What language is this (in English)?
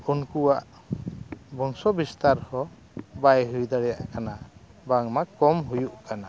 Santali